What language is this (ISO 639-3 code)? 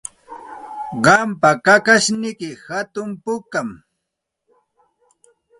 qxt